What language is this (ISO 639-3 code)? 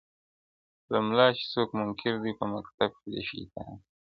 pus